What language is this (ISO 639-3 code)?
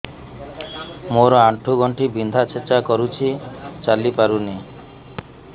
ori